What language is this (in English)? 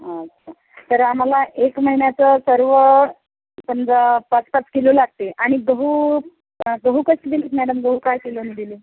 Marathi